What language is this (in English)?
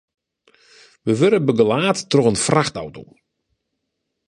Western Frisian